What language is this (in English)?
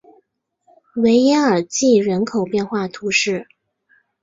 Chinese